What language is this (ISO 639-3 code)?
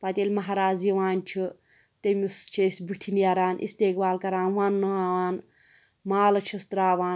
kas